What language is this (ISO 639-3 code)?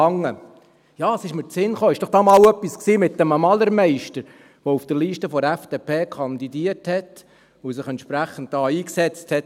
gsw